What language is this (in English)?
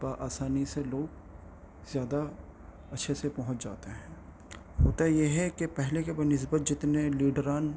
Urdu